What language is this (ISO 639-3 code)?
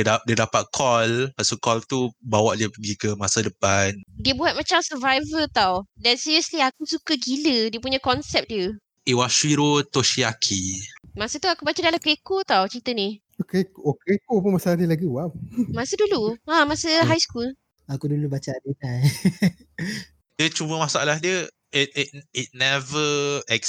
msa